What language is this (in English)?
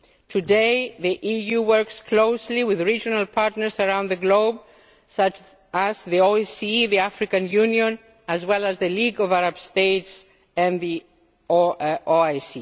English